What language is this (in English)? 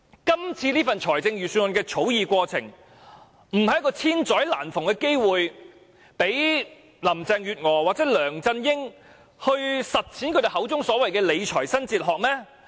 Cantonese